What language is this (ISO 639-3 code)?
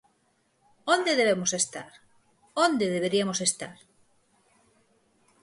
glg